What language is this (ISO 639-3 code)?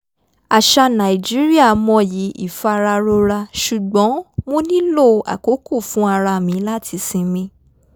yor